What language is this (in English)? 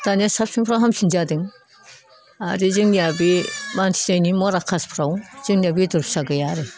Bodo